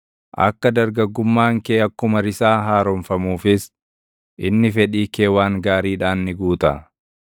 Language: Oromo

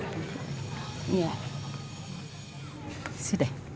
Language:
Indonesian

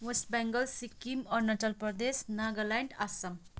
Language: Nepali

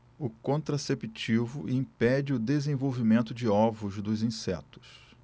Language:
Portuguese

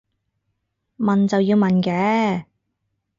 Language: Cantonese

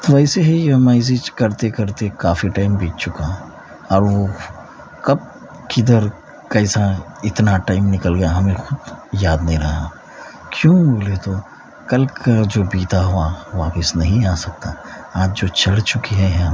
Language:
Urdu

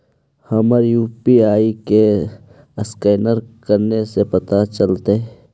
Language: Magahi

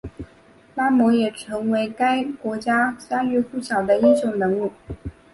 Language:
Chinese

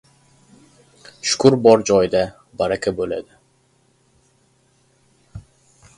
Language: Uzbek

